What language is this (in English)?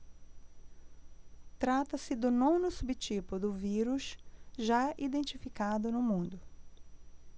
Portuguese